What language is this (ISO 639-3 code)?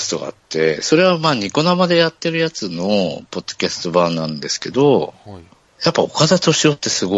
jpn